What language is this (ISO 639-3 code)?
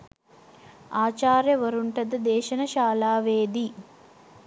sin